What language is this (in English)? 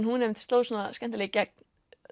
Icelandic